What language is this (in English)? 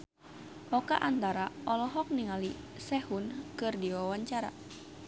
Sundanese